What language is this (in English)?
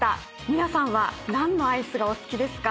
Japanese